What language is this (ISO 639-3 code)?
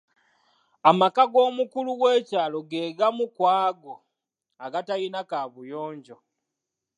lug